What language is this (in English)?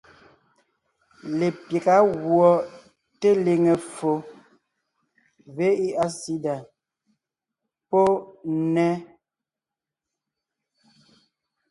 Ngiemboon